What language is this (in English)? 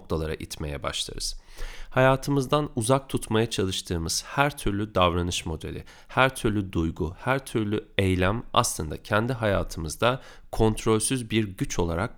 Turkish